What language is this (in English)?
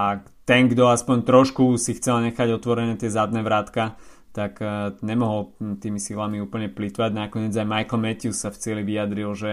Slovak